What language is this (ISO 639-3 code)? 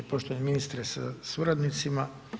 hrv